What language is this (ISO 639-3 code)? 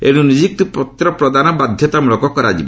ori